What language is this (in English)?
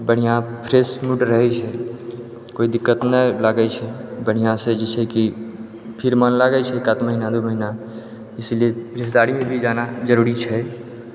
Maithili